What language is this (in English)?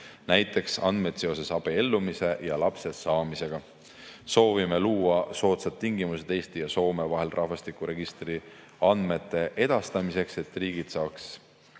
Estonian